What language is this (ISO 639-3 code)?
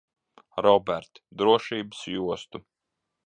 lav